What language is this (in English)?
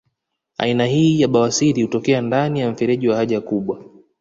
Swahili